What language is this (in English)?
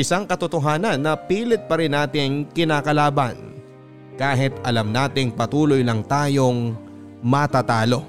Filipino